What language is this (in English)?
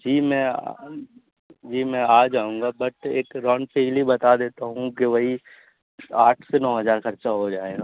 Urdu